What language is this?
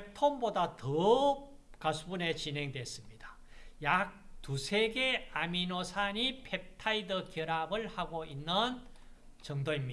Korean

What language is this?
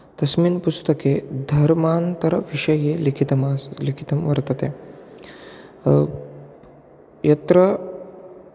Sanskrit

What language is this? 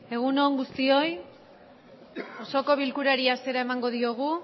Basque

